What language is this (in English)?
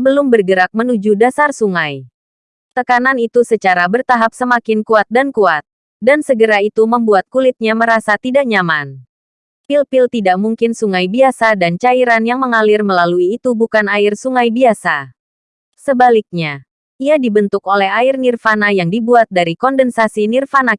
Indonesian